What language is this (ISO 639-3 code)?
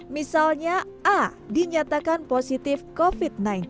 ind